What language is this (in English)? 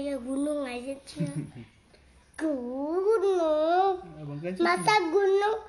Indonesian